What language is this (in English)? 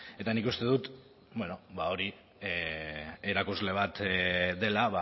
Basque